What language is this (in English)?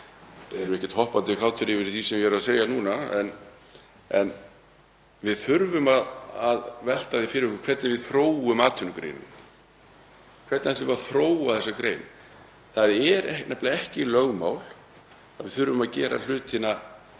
Icelandic